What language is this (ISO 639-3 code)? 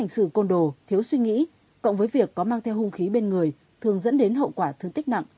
vie